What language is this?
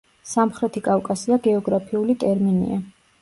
Georgian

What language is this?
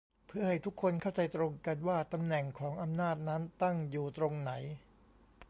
Thai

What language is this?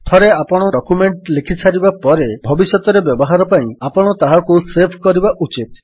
Odia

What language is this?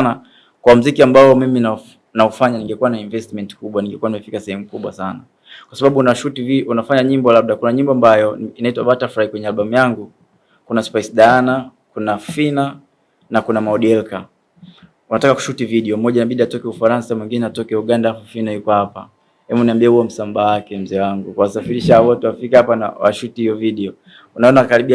Swahili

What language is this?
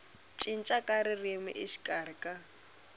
Tsonga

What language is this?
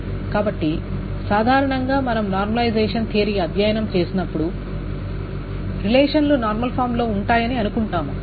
Telugu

